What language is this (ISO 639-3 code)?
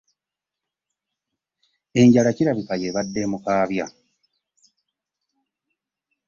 lug